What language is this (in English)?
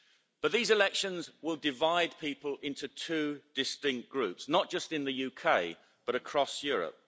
English